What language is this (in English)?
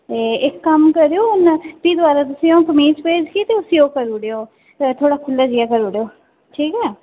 Dogri